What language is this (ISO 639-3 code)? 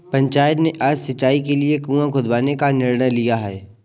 hin